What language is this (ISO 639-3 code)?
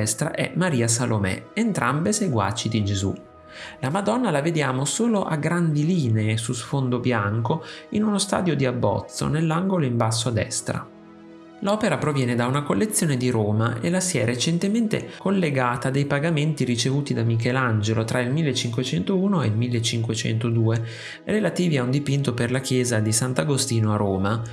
ita